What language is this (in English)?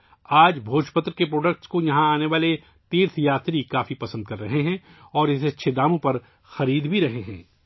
Urdu